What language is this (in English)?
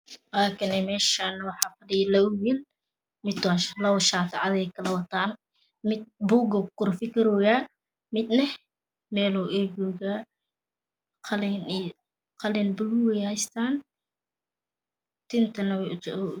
Somali